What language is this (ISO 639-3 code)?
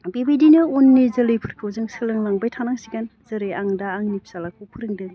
brx